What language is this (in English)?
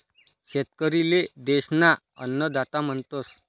Marathi